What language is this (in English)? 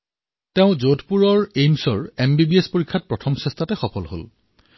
Assamese